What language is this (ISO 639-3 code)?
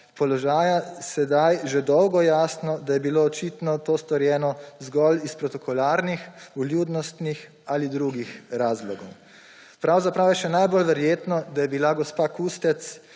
slv